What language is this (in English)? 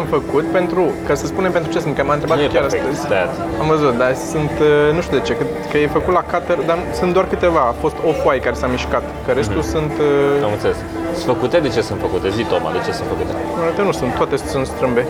Romanian